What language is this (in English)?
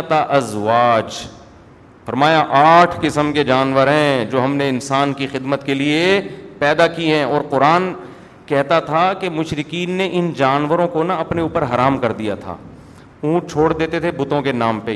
Urdu